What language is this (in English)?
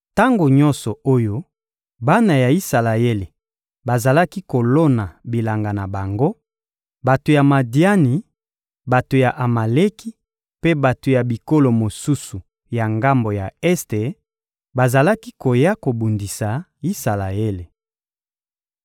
Lingala